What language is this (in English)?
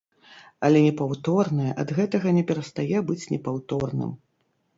Belarusian